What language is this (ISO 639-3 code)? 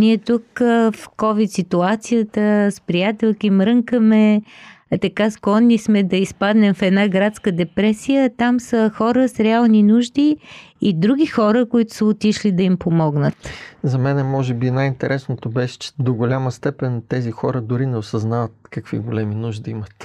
bul